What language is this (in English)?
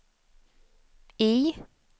Swedish